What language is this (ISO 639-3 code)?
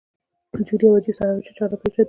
pus